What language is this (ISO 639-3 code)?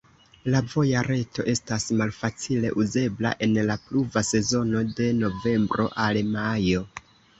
epo